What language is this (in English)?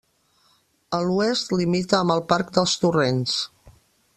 Catalan